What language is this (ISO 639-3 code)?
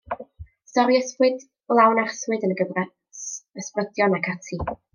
cym